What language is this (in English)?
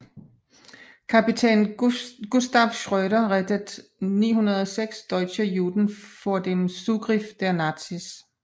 Danish